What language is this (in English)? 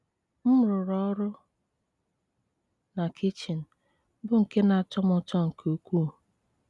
Igbo